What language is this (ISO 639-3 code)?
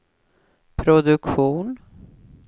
swe